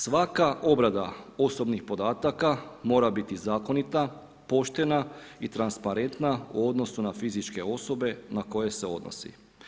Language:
Croatian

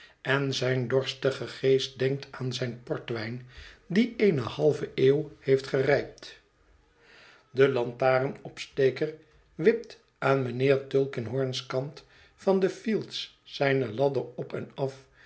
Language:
Dutch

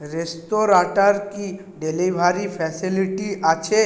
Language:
Bangla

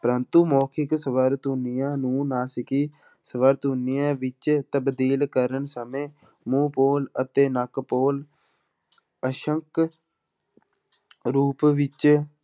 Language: Punjabi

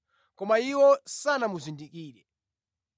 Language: Nyanja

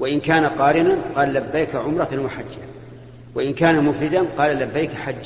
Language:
Arabic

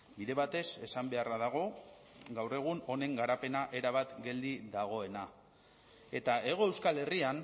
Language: Basque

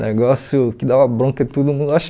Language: Portuguese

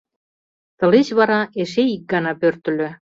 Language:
Mari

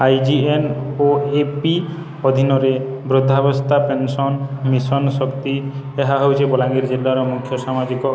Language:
Odia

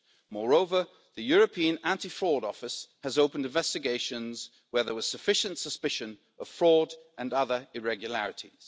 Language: English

